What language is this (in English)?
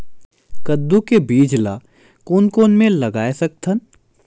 Chhattisgarhi